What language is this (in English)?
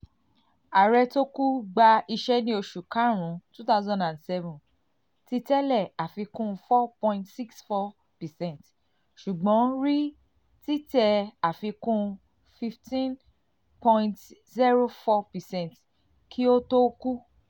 Yoruba